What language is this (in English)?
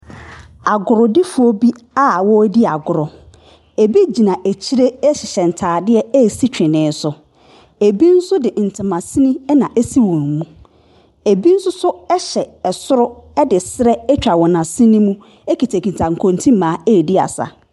Akan